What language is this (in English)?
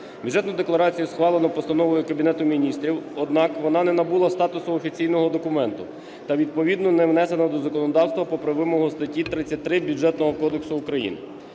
Ukrainian